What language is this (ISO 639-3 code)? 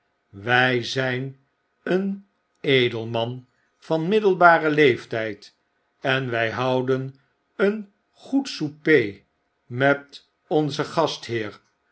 nld